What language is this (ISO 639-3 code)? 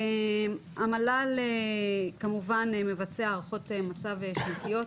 heb